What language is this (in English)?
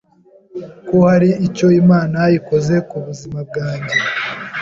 Kinyarwanda